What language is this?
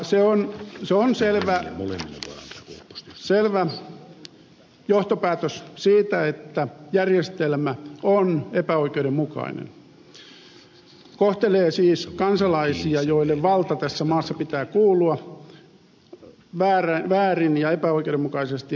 Finnish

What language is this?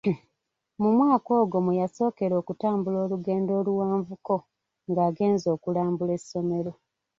Ganda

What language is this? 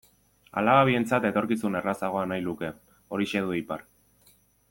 Basque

